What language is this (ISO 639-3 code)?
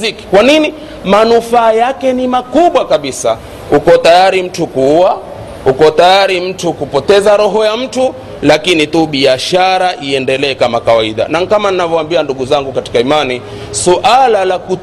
swa